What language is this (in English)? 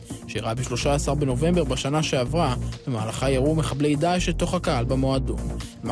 Hebrew